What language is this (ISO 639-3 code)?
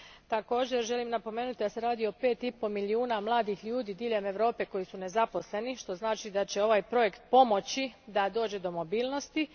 hrv